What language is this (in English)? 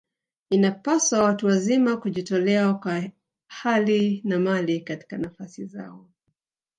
Swahili